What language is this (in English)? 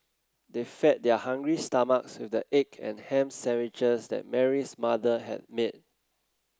English